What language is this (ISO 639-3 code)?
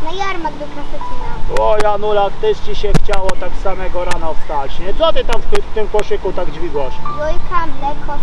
pol